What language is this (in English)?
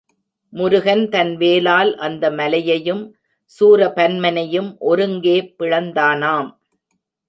Tamil